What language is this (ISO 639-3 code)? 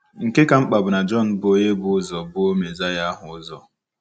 ibo